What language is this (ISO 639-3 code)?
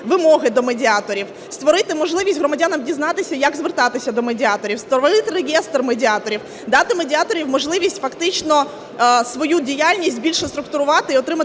ukr